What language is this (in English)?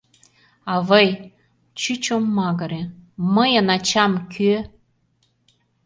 Mari